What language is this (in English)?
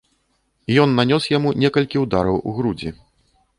Belarusian